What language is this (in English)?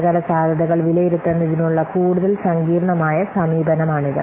Malayalam